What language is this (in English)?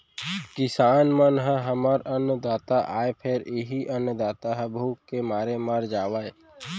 Chhattisgarhi